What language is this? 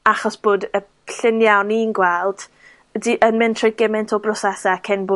Welsh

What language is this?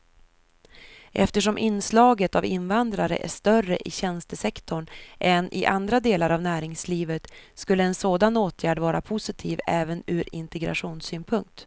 Swedish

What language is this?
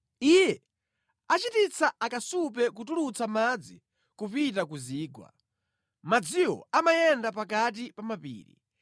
Nyanja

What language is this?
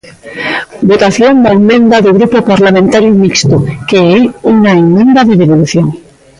Galician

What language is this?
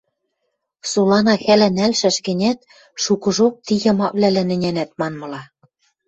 Western Mari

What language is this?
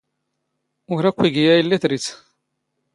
Standard Moroccan Tamazight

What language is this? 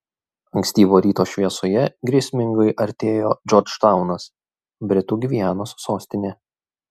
Lithuanian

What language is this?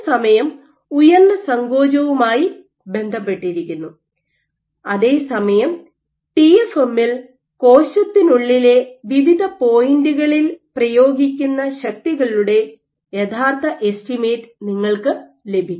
Malayalam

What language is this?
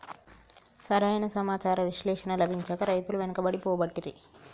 Telugu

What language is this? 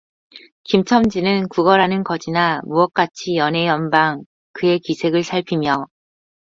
Korean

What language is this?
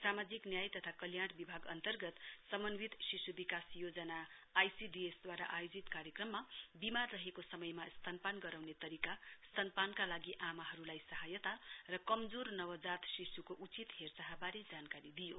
Nepali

